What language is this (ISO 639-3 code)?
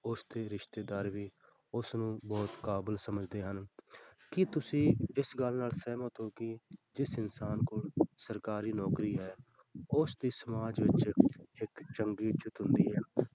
pan